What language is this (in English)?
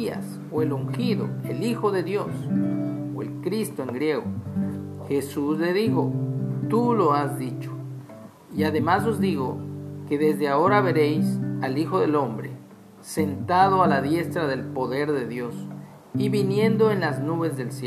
Spanish